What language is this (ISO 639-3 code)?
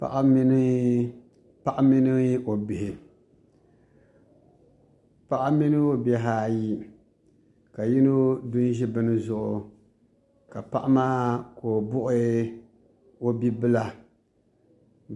dag